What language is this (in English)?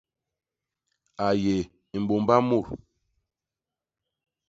Basaa